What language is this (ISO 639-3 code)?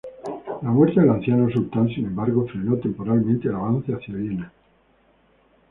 spa